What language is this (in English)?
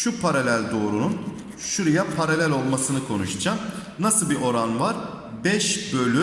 Turkish